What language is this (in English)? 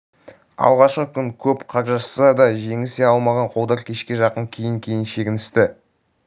Kazakh